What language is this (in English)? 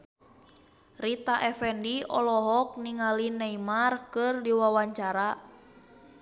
Sundanese